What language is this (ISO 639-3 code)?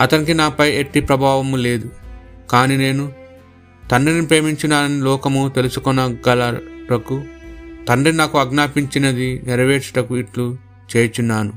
tel